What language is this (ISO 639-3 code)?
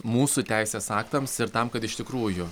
lit